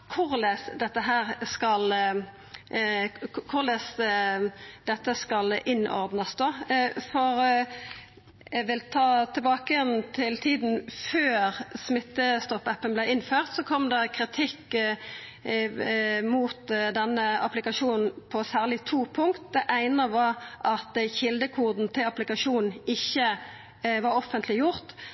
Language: Norwegian Nynorsk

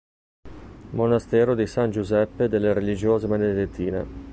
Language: Italian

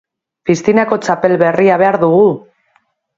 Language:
Basque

